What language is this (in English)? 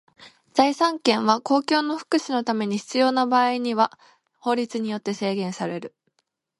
Japanese